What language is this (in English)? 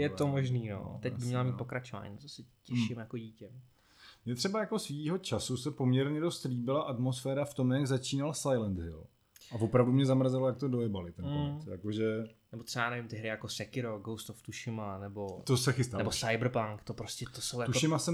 Czech